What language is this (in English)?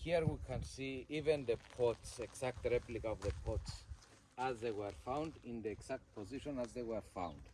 English